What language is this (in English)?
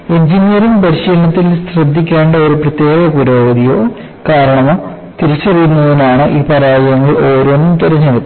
Malayalam